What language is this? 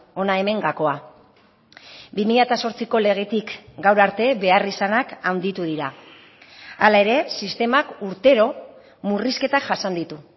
Basque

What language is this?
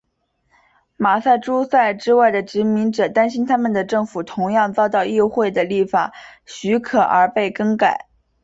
Chinese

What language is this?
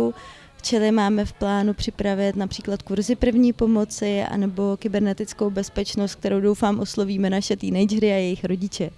Czech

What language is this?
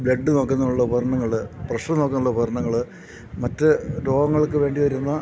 Malayalam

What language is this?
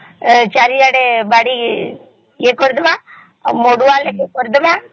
Odia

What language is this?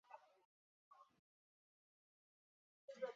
Chinese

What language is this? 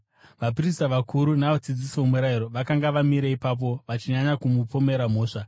Shona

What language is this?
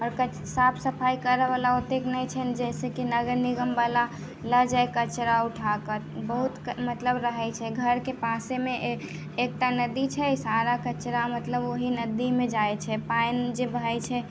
Maithili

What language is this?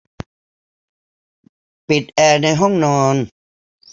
Thai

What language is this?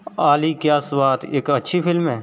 Dogri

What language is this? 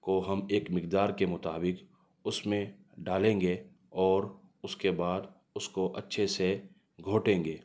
Urdu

